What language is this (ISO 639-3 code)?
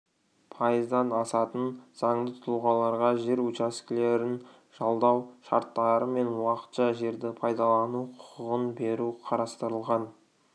kaz